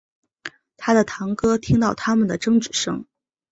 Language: Chinese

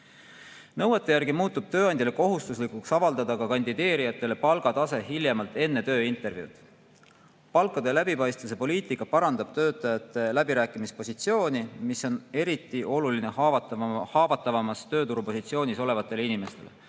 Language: Estonian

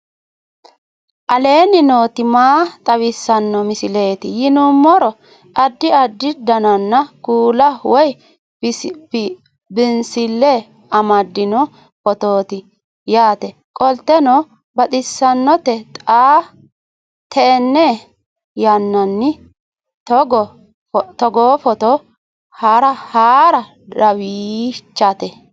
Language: Sidamo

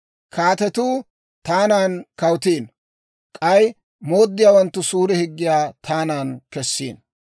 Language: Dawro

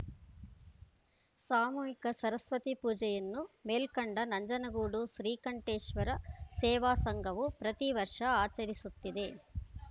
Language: Kannada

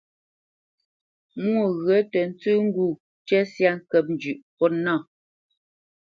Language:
Bamenyam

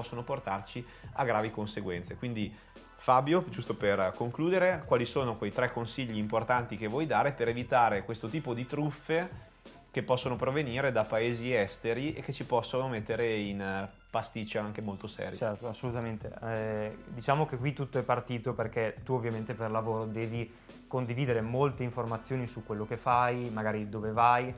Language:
Italian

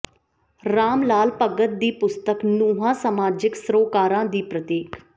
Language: Punjabi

